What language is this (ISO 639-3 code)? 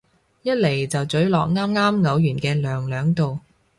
yue